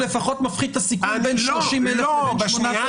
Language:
Hebrew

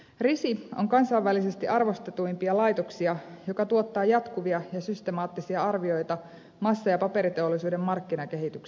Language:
Finnish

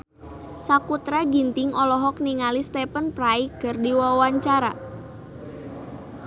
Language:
Sundanese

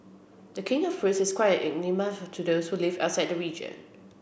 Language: English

